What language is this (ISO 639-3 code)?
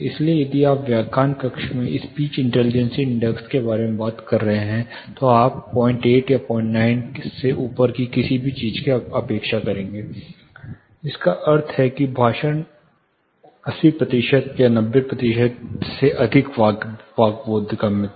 hin